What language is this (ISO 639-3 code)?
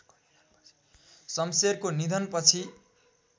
nep